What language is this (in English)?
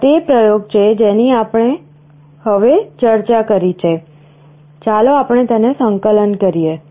Gujarati